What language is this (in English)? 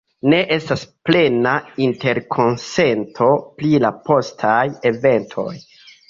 Esperanto